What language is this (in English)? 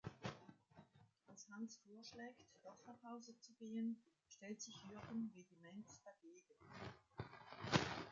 German